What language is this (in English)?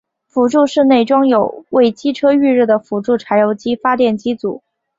Chinese